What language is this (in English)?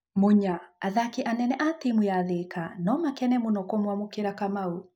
Kikuyu